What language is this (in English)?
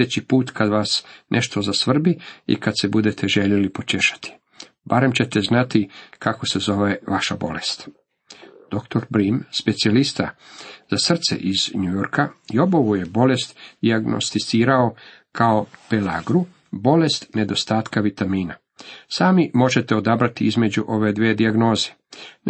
Croatian